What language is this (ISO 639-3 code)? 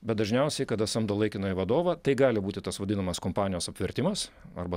lit